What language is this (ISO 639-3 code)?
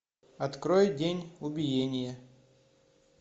rus